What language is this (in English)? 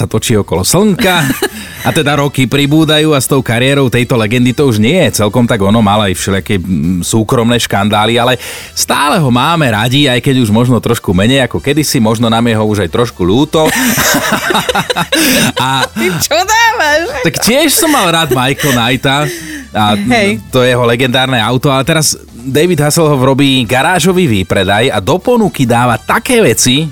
Slovak